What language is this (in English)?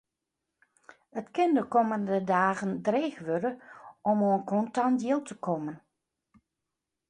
Western Frisian